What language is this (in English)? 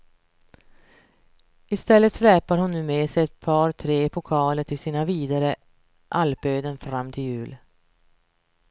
Swedish